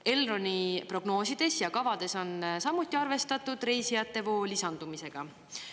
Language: Estonian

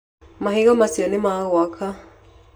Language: Kikuyu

